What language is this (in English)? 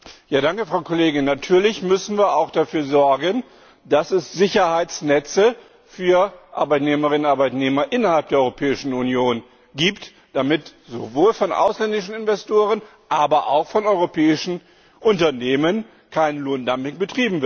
German